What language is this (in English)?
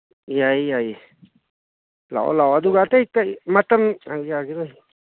Manipuri